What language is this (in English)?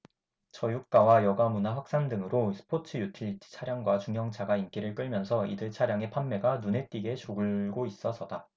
Korean